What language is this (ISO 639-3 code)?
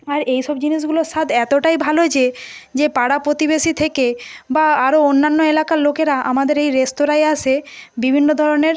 ben